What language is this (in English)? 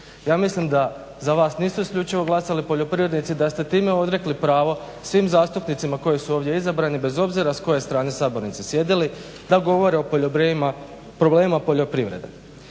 Croatian